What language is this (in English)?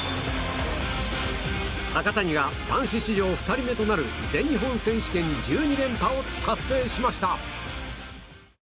Japanese